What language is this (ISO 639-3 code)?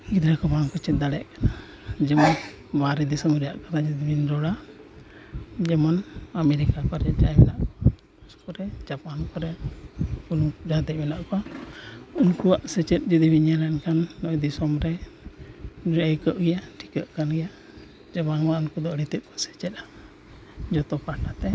sat